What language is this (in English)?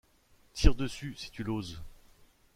French